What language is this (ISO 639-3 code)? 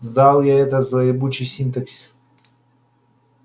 rus